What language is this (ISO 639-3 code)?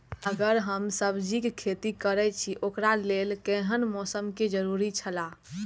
mai